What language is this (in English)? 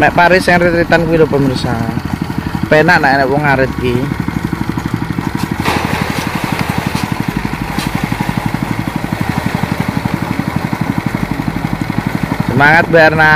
Indonesian